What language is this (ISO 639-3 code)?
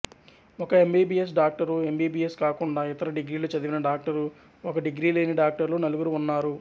tel